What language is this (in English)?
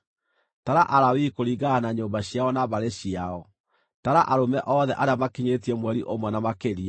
Kikuyu